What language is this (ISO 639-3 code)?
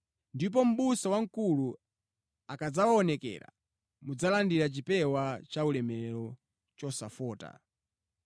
nya